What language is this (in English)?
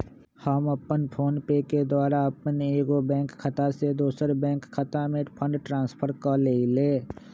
Magahi